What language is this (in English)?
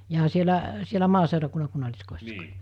Finnish